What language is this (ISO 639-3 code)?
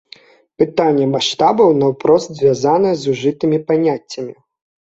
bel